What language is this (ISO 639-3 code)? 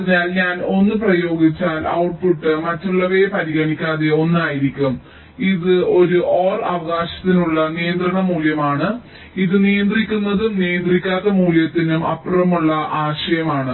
mal